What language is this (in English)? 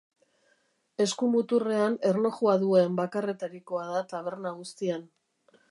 Basque